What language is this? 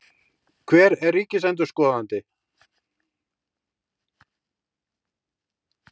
Icelandic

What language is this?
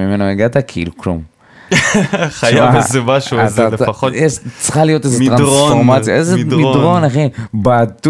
Hebrew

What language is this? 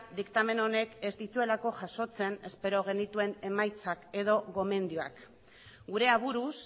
Basque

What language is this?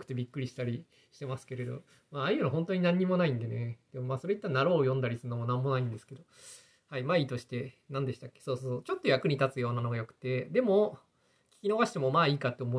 Japanese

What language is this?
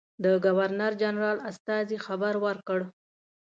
Pashto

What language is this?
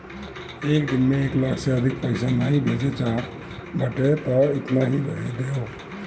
Bhojpuri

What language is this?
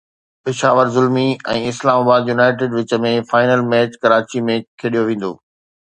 Sindhi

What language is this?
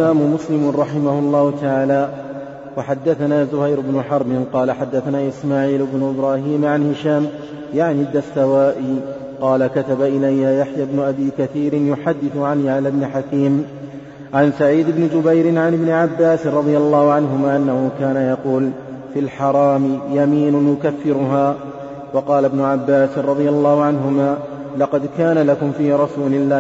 Arabic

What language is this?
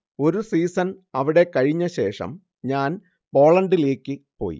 Malayalam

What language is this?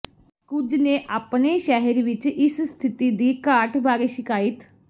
Punjabi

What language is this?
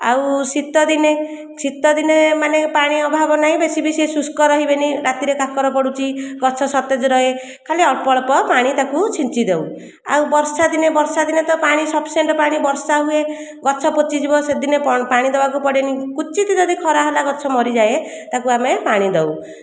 Odia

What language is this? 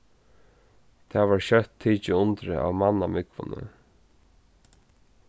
Faroese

